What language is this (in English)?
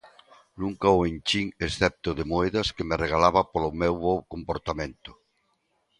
Galician